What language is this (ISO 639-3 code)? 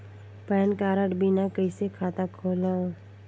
hne